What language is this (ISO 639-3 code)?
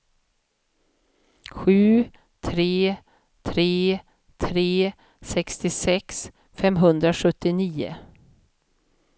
swe